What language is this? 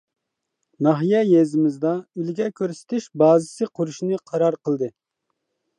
Uyghur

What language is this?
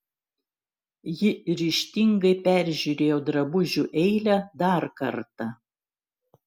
Lithuanian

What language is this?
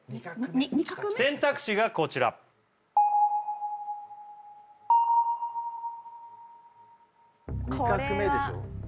Japanese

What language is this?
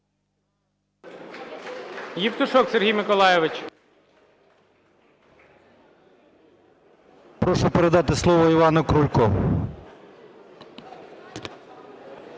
Ukrainian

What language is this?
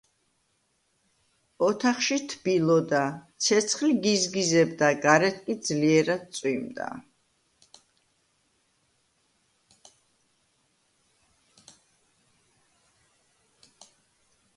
Georgian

